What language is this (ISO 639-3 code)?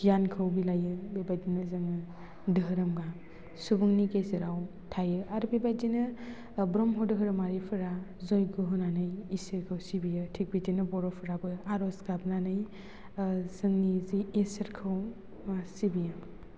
brx